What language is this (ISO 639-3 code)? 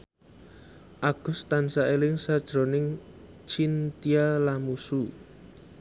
jav